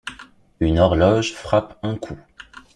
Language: French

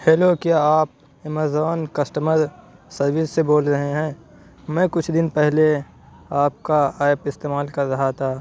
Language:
Urdu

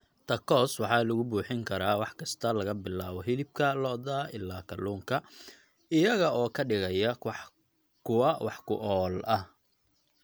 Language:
Somali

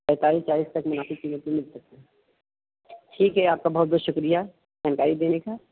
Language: Urdu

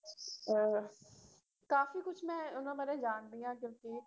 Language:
Punjabi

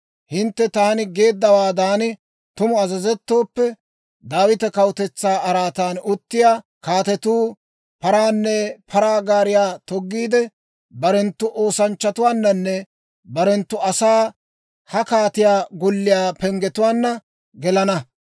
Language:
Dawro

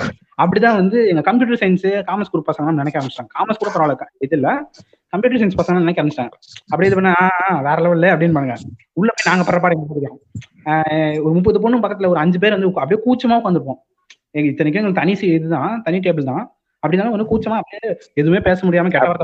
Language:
Tamil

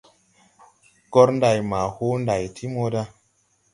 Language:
Tupuri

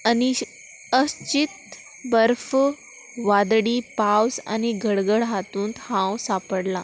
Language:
Konkani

